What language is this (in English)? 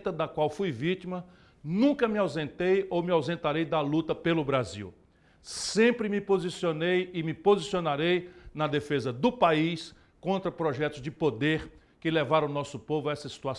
Portuguese